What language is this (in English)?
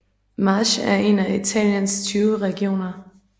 Danish